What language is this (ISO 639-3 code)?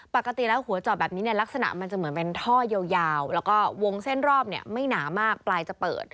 tha